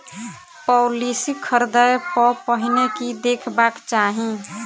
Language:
Maithili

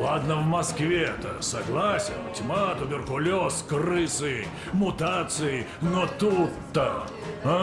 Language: Russian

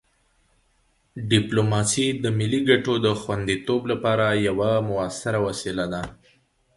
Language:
Pashto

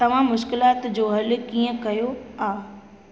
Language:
Sindhi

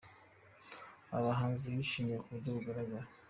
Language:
Kinyarwanda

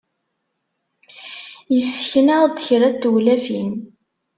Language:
Kabyle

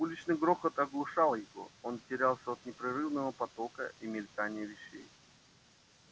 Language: Russian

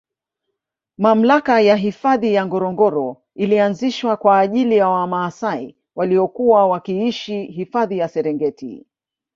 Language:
Swahili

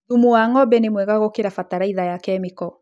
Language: Kikuyu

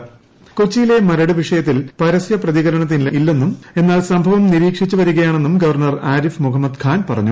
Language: Malayalam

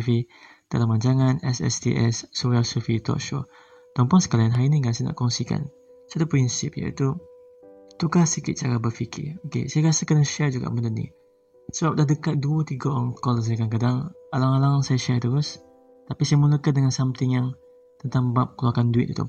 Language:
Malay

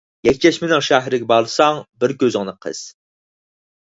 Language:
Uyghur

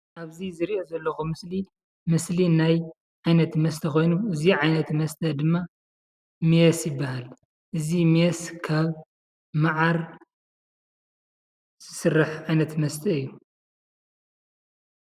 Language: Tigrinya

